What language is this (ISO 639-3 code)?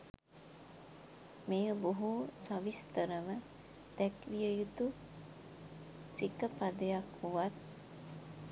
sin